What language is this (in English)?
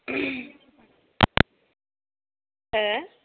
Bodo